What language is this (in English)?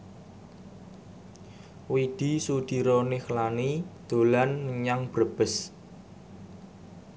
Javanese